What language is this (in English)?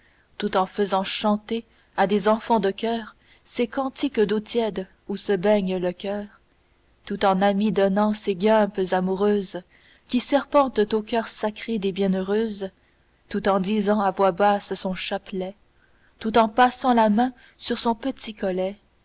French